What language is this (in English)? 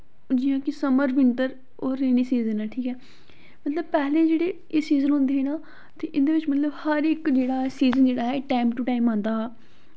Dogri